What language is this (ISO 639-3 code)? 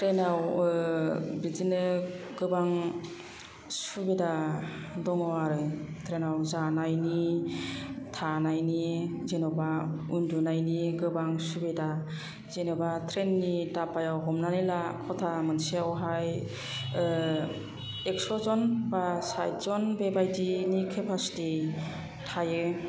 brx